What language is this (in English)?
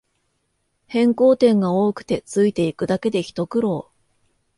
Japanese